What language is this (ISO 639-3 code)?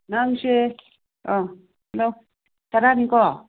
mni